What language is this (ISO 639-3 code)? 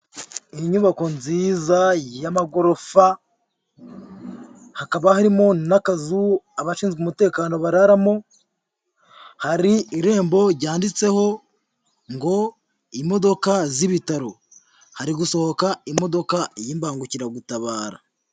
kin